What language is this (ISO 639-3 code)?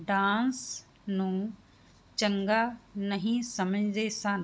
pan